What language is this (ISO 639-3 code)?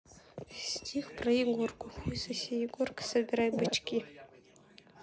rus